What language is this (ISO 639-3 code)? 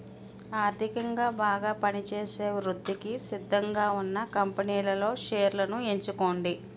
tel